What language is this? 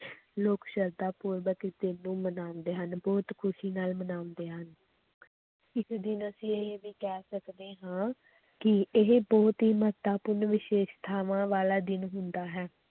Punjabi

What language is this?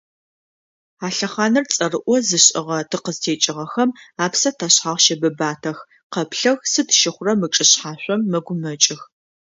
Adyghe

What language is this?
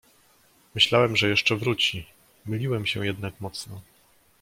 Polish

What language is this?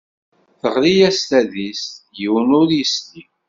Kabyle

